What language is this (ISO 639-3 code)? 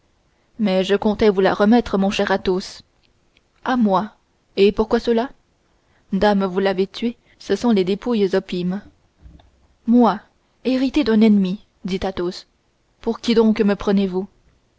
fra